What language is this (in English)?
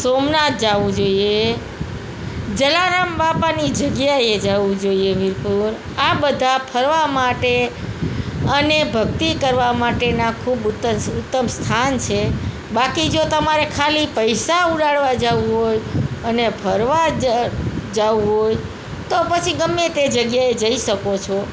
Gujarati